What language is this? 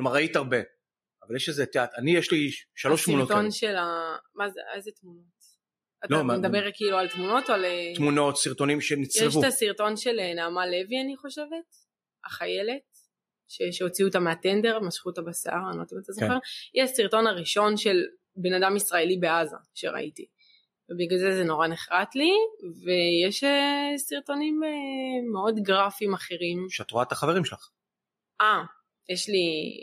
Hebrew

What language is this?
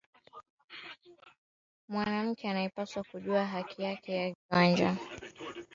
Swahili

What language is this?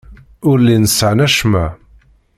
Kabyle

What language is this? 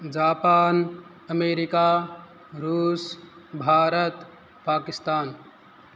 Sanskrit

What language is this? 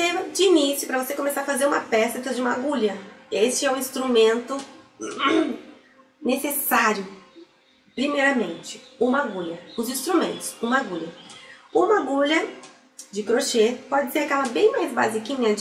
Portuguese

